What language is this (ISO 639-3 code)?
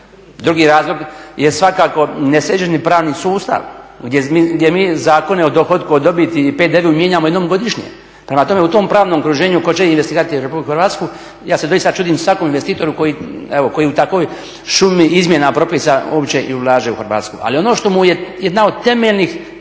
hrv